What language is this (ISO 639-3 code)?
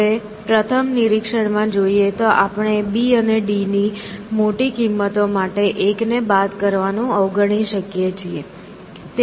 guj